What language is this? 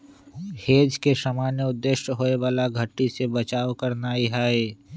Magahi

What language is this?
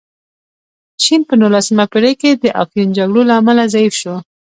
Pashto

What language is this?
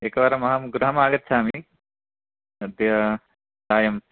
Sanskrit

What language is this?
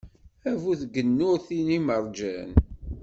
Kabyle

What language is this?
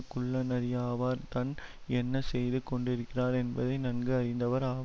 Tamil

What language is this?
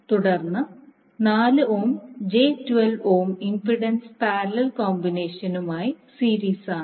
Malayalam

